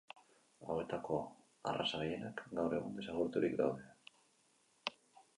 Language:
Basque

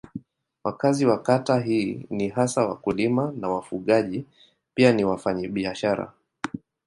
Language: Swahili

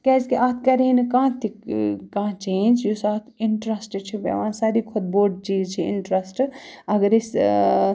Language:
Kashmiri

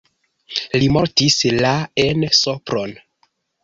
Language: Esperanto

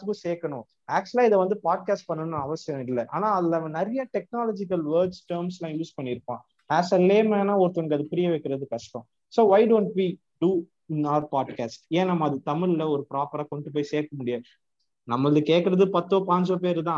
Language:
Tamil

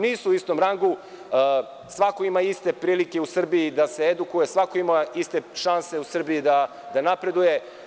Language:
Serbian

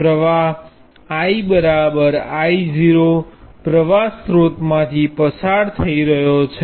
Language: Gujarati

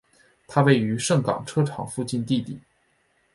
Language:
Chinese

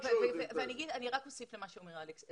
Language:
Hebrew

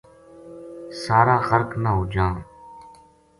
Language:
Gujari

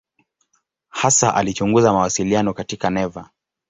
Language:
Swahili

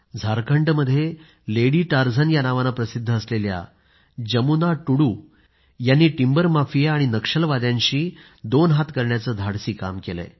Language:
Marathi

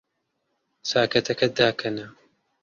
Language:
Central Kurdish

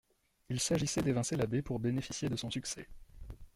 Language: French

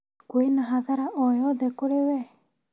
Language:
Kikuyu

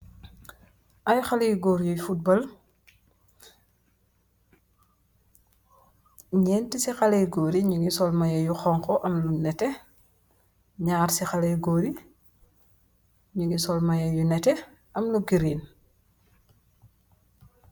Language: Wolof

